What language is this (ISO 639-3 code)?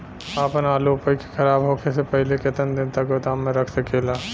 bho